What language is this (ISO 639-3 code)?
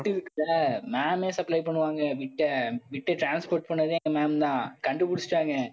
tam